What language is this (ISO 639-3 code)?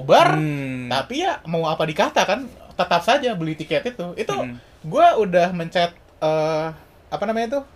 ind